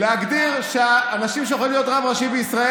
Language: Hebrew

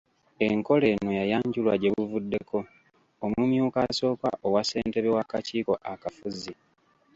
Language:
Ganda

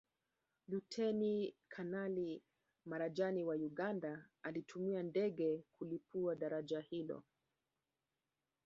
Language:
Swahili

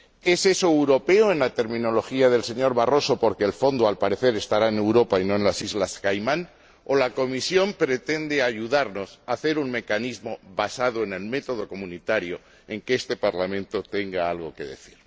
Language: Spanish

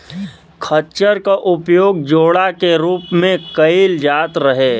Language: Bhojpuri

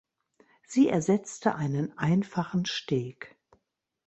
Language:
German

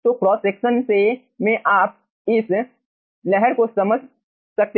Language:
Hindi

